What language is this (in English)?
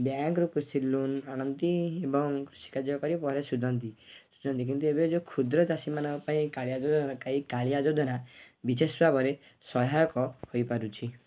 Odia